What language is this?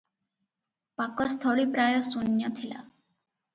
Odia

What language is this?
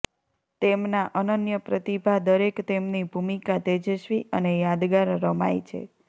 Gujarati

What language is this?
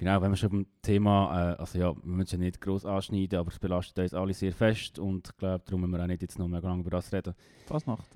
German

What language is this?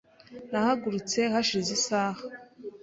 Kinyarwanda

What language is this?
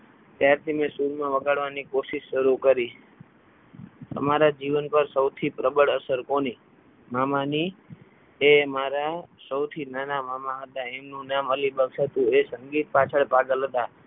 Gujarati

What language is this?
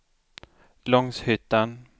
Swedish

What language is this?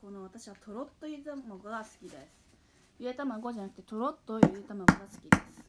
Japanese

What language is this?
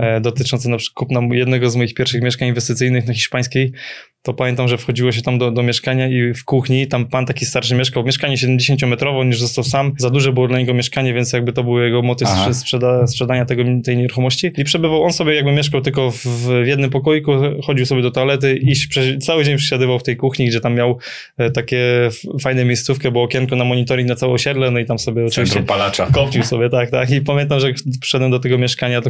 Polish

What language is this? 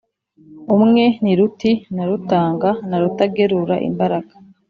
Kinyarwanda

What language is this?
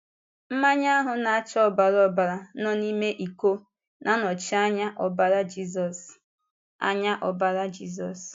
Igbo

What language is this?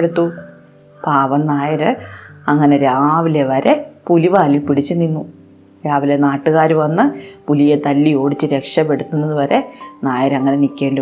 Malayalam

